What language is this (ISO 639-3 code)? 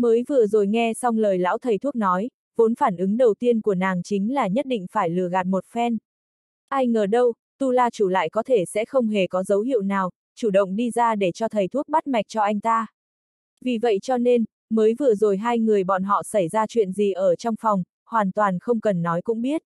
vie